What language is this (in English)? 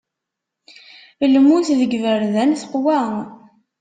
Kabyle